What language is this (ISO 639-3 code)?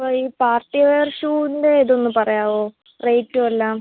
mal